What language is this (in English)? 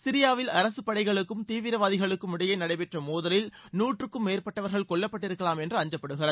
Tamil